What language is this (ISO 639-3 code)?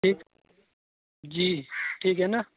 urd